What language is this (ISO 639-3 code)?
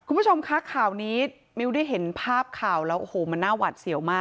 tha